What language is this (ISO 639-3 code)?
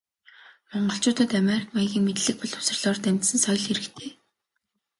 mon